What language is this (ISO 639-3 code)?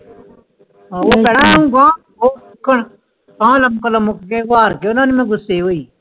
pan